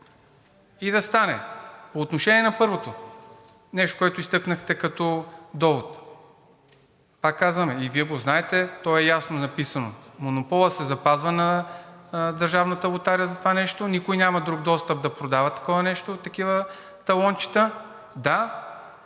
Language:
Bulgarian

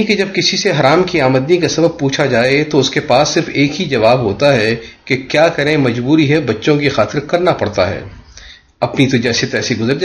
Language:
Urdu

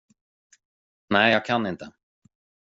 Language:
Swedish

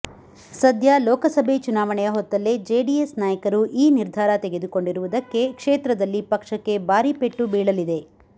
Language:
Kannada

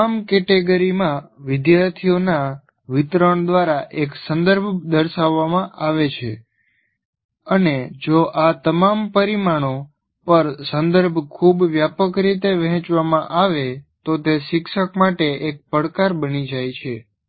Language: Gujarati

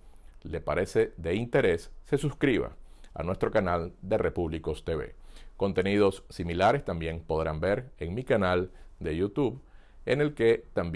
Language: Spanish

